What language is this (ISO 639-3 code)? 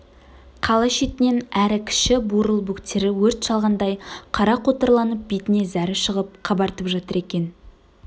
kaz